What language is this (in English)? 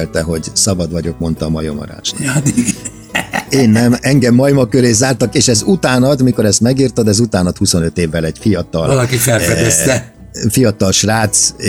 Hungarian